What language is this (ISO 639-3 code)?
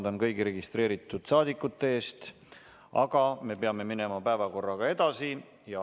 est